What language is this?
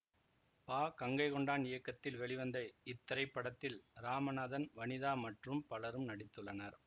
Tamil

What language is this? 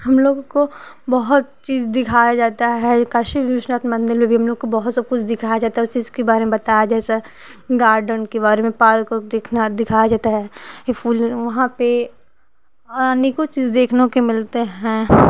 Hindi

